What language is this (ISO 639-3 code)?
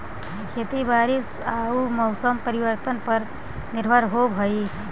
mag